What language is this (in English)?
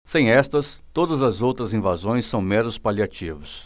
Portuguese